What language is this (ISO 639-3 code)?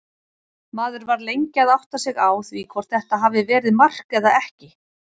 isl